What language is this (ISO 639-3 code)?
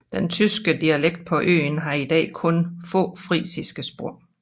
dan